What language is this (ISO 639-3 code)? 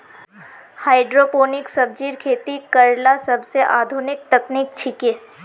mag